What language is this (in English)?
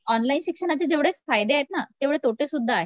Marathi